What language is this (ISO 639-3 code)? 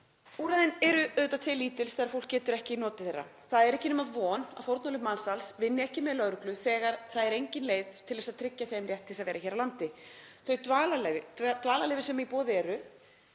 isl